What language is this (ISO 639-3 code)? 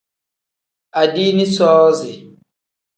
kdh